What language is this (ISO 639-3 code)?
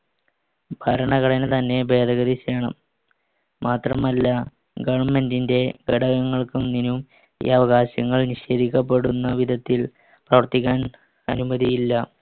mal